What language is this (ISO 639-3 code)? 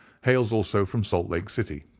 eng